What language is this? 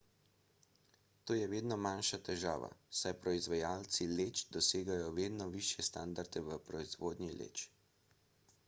Slovenian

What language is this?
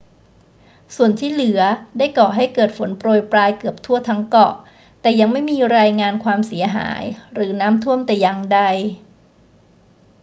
Thai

